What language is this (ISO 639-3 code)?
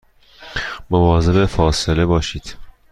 fas